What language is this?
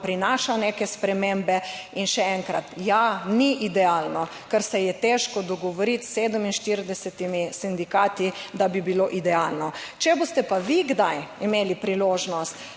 Slovenian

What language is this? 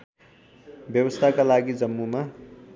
Nepali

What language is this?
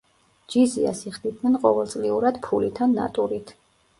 Georgian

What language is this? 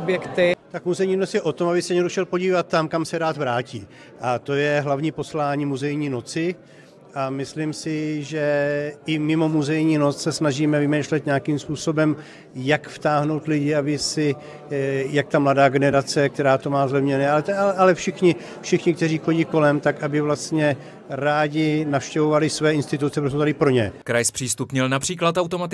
Czech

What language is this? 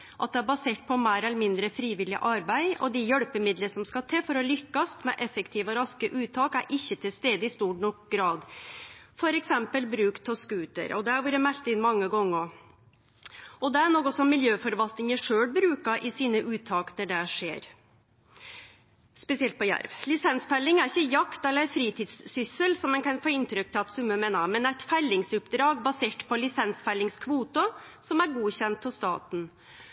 Norwegian Nynorsk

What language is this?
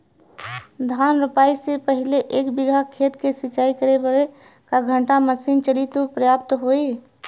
Bhojpuri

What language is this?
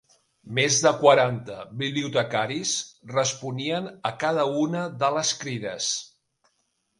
Catalan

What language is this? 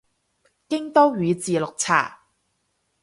Cantonese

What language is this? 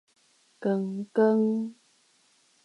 Min Nan Chinese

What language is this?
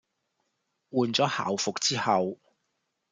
Cantonese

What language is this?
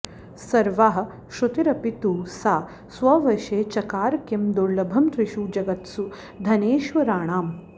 Sanskrit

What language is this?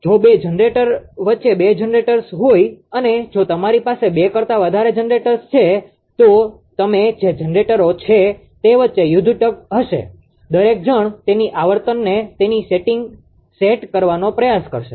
Gujarati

